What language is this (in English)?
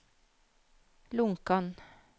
Norwegian